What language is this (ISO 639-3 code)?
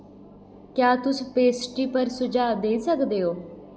doi